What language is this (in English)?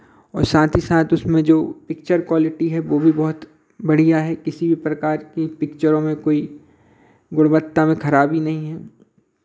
Hindi